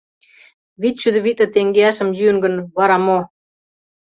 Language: Mari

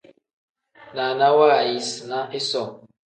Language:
Tem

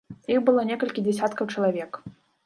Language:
Belarusian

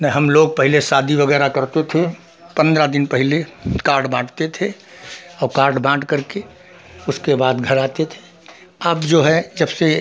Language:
Hindi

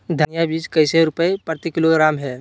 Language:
Magahi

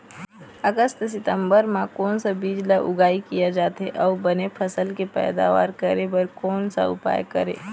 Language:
Chhattisgarhi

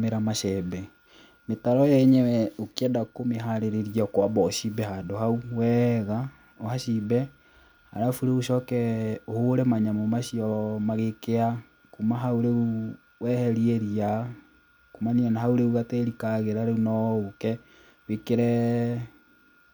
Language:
Kikuyu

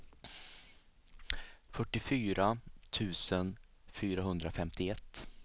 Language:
Swedish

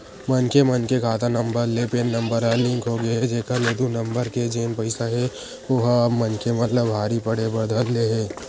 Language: Chhattisgarhi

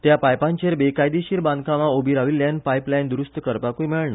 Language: Konkani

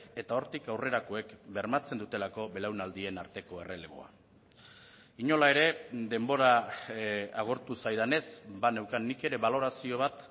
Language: Basque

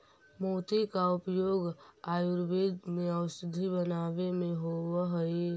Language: Magahi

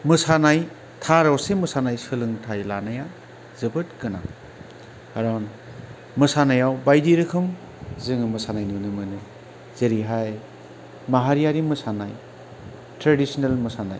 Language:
Bodo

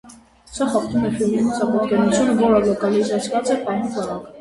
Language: Armenian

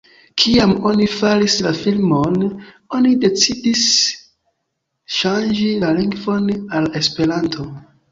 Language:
Esperanto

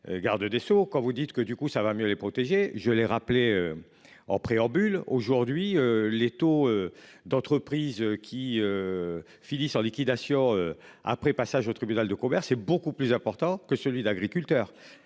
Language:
French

